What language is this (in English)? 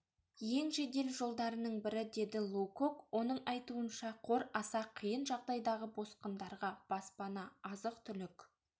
Kazakh